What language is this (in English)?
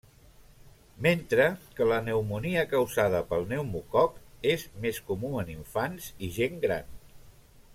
Catalan